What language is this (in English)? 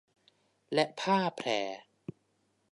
Thai